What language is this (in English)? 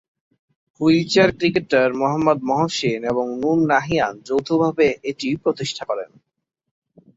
Bangla